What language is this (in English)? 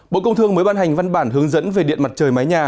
Vietnamese